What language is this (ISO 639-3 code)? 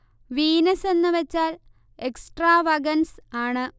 mal